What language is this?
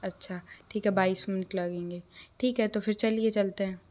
Hindi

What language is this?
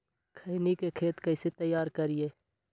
Magahi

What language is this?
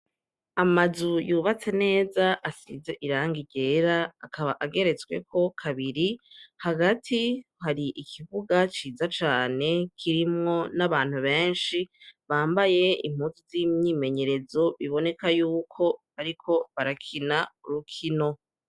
Rundi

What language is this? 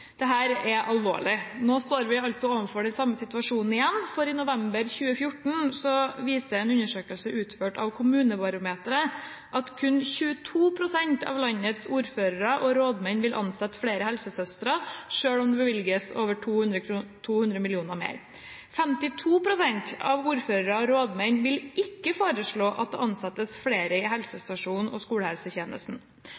Norwegian Bokmål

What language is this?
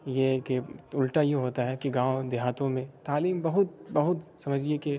Urdu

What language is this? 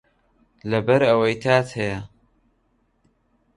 Central Kurdish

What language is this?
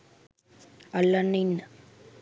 Sinhala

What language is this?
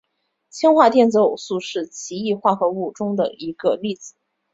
Chinese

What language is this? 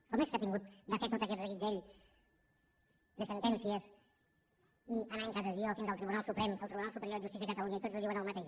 Catalan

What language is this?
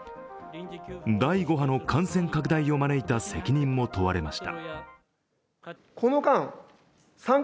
Japanese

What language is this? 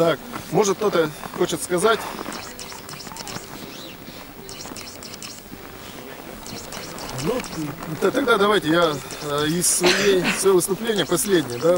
Russian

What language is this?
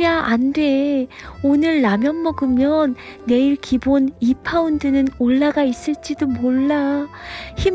Korean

